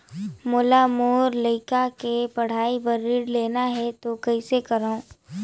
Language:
Chhattisgarhi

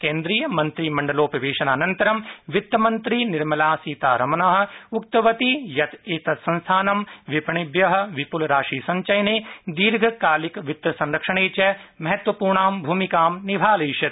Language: Sanskrit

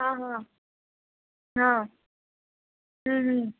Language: Urdu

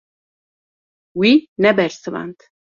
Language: Kurdish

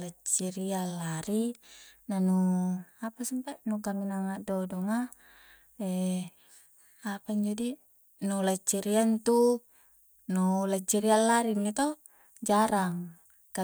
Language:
Coastal Konjo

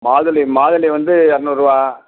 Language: Tamil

